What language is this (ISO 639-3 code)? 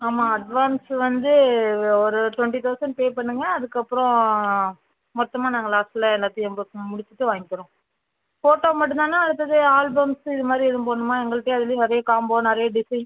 tam